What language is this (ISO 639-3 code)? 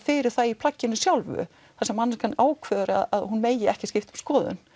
isl